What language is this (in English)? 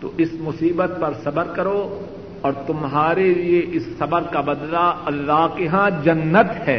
Urdu